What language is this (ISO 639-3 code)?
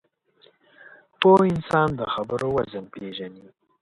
pus